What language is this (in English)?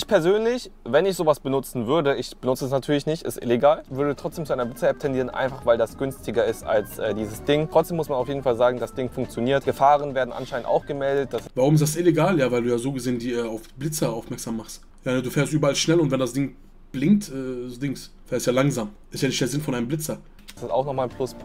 German